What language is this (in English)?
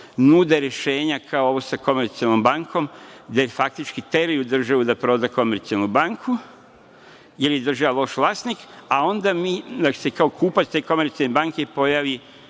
Serbian